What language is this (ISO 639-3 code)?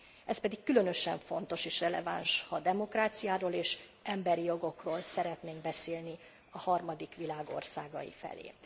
hun